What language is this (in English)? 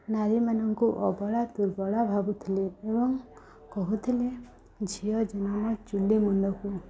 Odia